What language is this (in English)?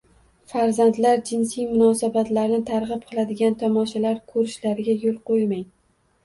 Uzbek